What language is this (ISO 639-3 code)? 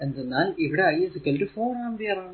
mal